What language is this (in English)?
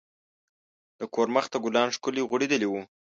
Pashto